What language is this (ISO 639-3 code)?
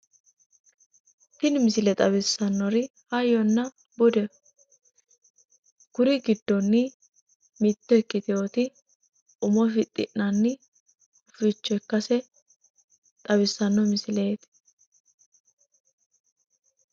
sid